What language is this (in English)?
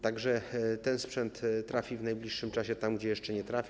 Polish